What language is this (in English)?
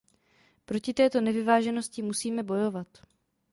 Czech